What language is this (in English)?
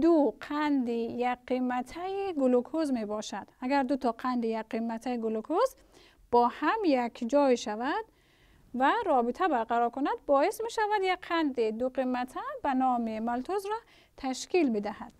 Persian